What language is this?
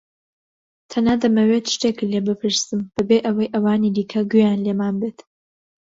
Central Kurdish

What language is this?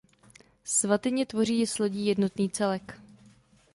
Czech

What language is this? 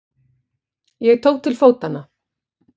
Icelandic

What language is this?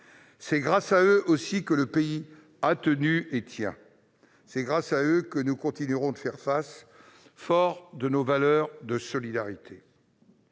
French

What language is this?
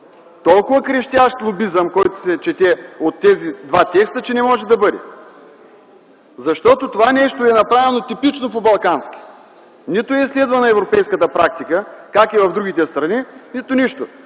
Bulgarian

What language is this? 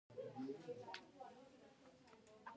Pashto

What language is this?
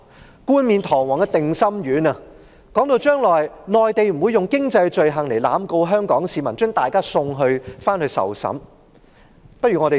Cantonese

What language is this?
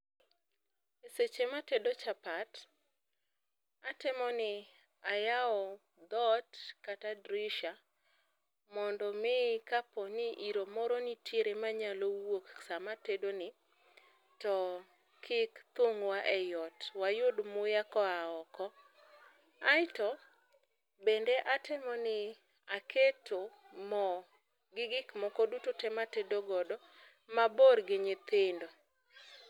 Luo (Kenya and Tanzania)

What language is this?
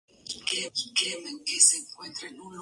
Spanish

